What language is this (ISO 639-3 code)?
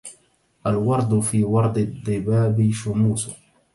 ara